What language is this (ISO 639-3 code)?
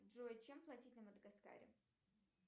rus